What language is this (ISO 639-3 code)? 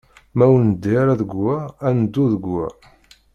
kab